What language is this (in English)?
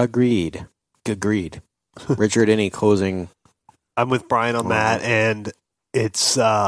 English